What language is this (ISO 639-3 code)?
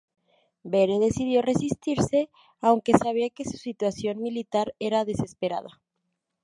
spa